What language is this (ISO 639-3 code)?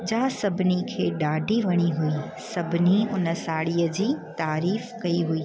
snd